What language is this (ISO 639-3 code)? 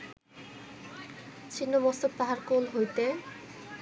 ben